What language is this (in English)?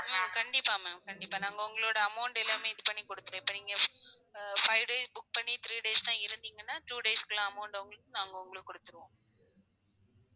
Tamil